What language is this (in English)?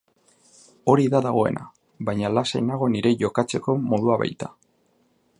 Basque